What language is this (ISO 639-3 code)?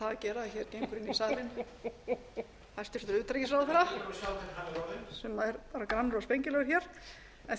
isl